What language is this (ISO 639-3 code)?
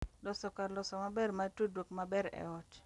luo